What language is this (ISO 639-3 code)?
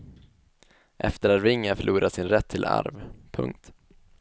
swe